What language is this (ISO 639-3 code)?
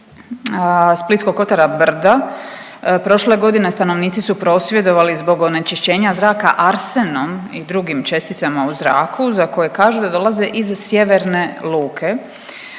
hrv